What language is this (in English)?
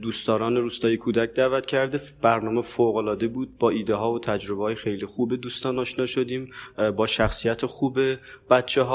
Persian